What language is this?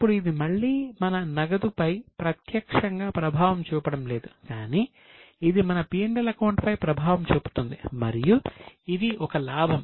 Telugu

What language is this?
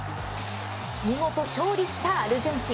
Japanese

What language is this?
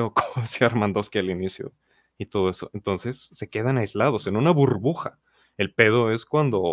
Spanish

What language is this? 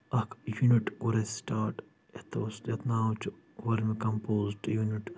Kashmiri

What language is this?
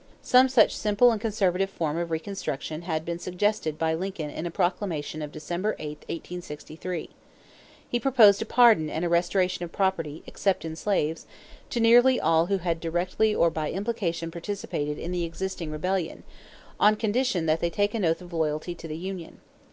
English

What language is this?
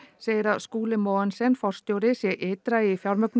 Icelandic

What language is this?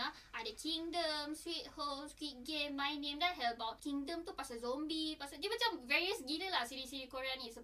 Malay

